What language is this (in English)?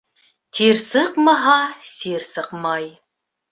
Bashkir